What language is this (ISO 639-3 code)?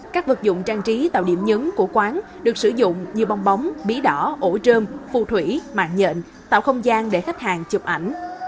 vie